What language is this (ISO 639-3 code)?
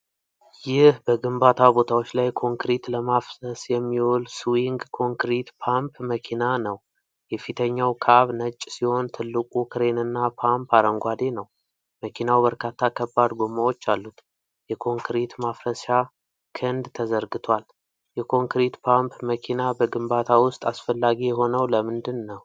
amh